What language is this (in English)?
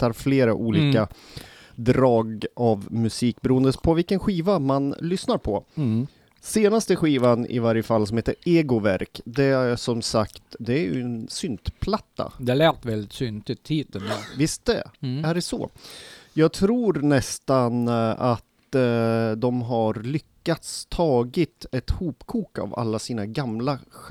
Swedish